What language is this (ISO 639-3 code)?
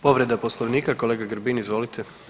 hrv